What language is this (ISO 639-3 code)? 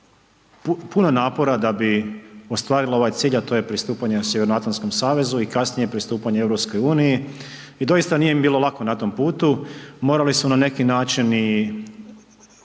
hrv